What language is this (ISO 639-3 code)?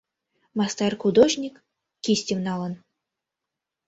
chm